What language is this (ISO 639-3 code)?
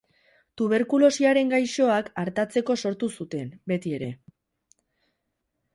eus